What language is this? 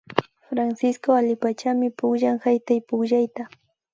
Imbabura Highland Quichua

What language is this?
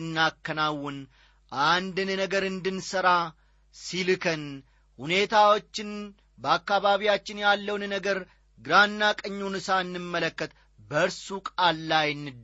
Amharic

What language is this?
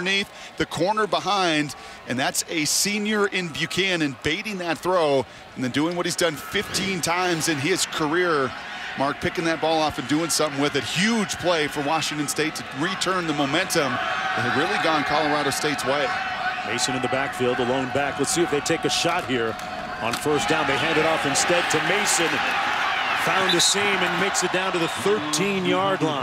English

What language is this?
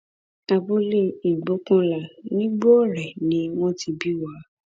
Yoruba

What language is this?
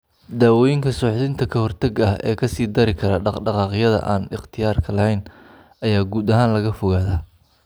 Somali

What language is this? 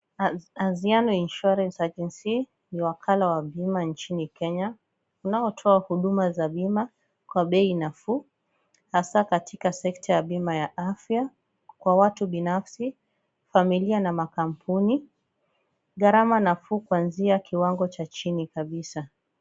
Swahili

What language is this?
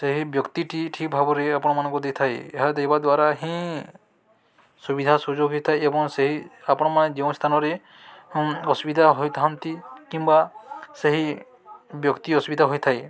Odia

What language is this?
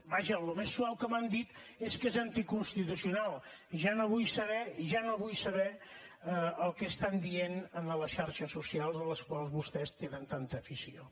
Catalan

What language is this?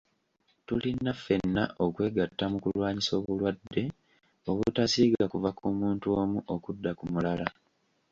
Ganda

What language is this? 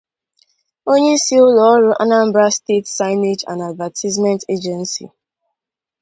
Igbo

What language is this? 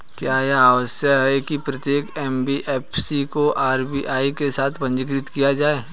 Hindi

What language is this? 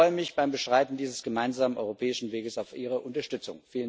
German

